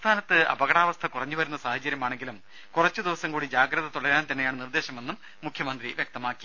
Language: Malayalam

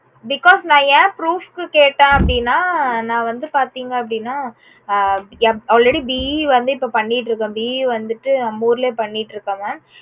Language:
Tamil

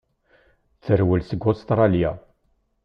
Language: Kabyle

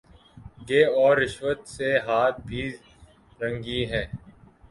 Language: Urdu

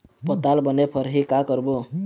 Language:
Chhattisgarhi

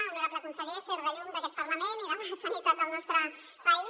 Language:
Catalan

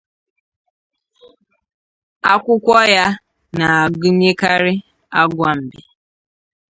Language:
Igbo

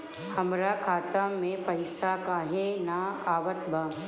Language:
Bhojpuri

